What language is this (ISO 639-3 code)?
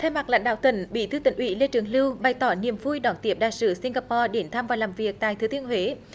vie